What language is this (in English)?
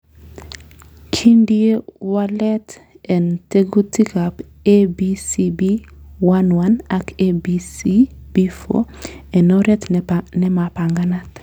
Kalenjin